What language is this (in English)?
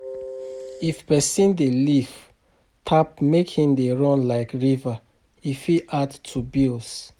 Nigerian Pidgin